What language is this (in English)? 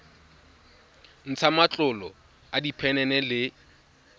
Tswana